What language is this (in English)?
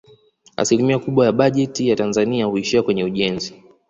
Swahili